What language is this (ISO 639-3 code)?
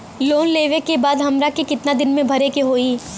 bho